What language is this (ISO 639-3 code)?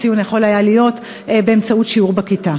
heb